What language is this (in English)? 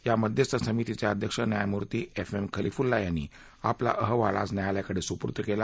Marathi